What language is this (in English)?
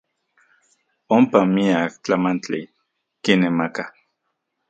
Central Puebla Nahuatl